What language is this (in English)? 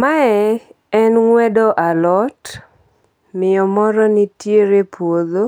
Luo (Kenya and Tanzania)